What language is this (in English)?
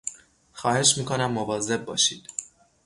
Persian